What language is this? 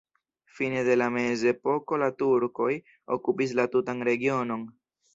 Esperanto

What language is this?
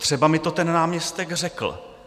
Czech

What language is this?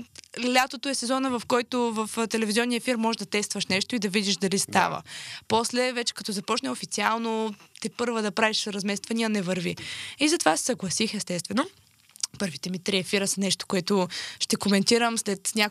Bulgarian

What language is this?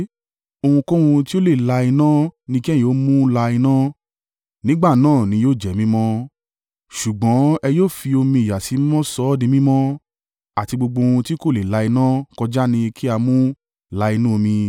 Yoruba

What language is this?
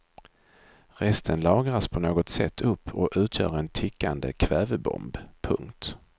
Swedish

